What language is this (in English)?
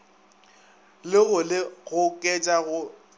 Northern Sotho